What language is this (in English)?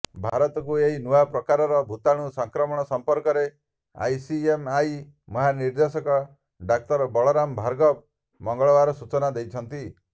Odia